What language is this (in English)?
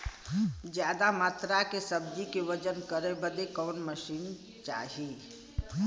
Bhojpuri